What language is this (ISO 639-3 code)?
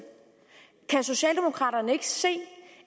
dan